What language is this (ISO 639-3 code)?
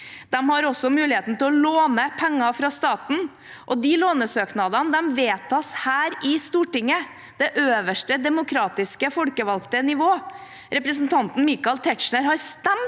nor